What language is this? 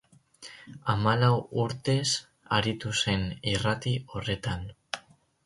Basque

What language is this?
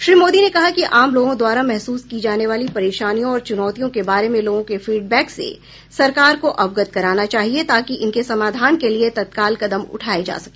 Hindi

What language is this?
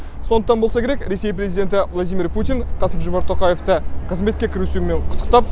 Kazakh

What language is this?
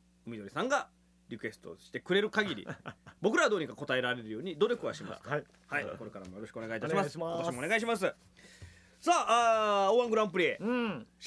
Japanese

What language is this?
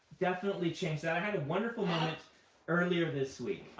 English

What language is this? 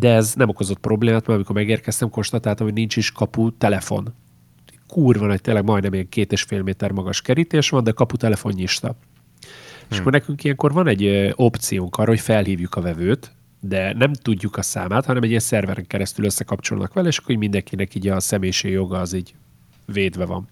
Hungarian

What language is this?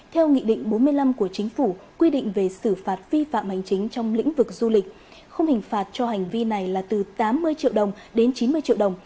Vietnamese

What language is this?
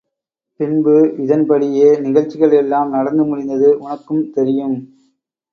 Tamil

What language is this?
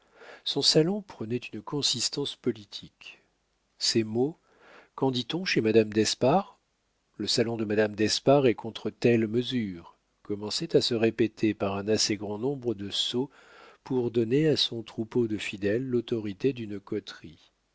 French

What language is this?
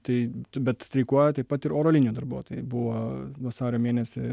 Lithuanian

